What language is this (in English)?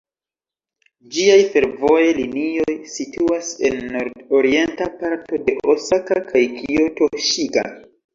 Esperanto